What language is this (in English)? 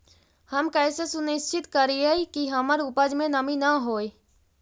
Magahi